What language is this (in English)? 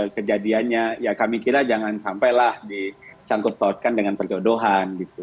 Indonesian